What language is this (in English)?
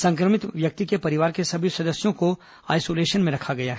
Hindi